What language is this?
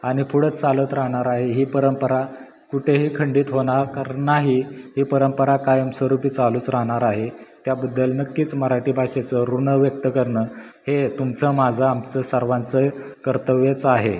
Marathi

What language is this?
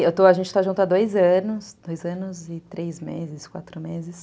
Portuguese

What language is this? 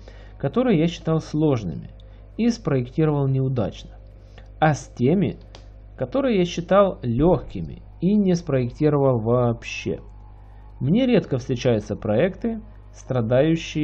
Russian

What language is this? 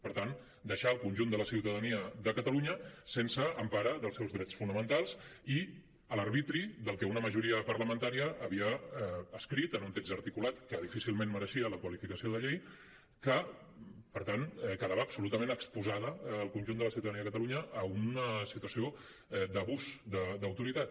Catalan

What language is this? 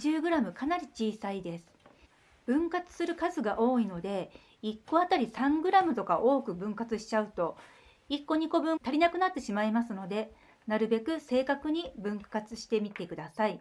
Japanese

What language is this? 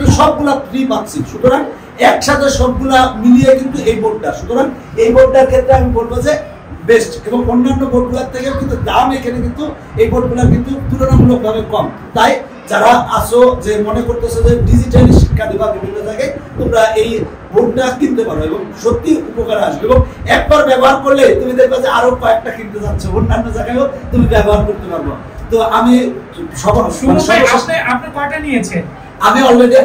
Arabic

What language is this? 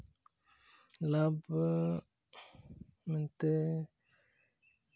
Santali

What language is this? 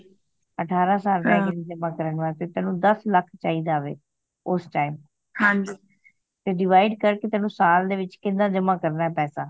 Punjabi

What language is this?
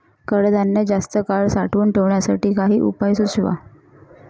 Marathi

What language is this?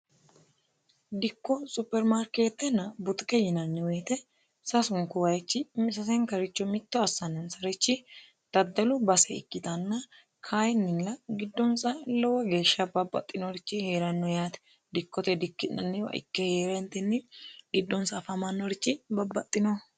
Sidamo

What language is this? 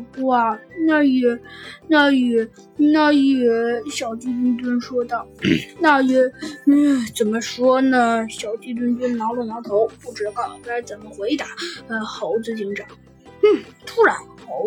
Chinese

